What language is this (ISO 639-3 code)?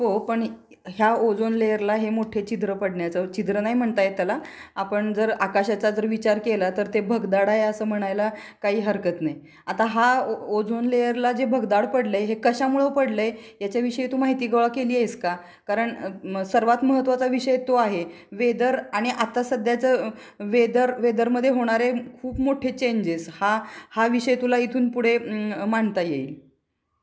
mar